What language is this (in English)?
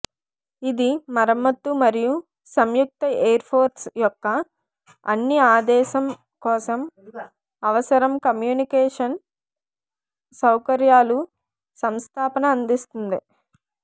Telugu